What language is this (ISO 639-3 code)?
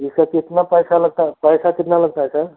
hin